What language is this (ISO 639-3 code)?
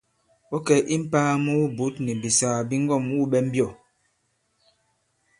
abb